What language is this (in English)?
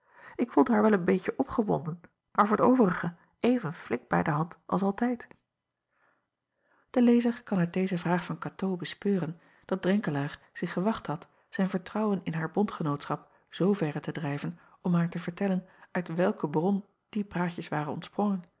Dutch